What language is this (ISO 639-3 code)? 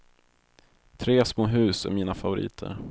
swe